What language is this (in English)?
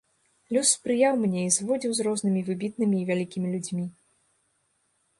Belarusian